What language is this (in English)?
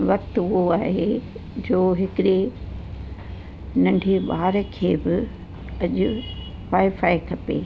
Sindhi